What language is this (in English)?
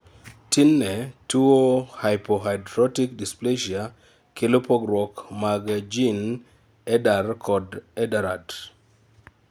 Luo (Kenya and Tanzania)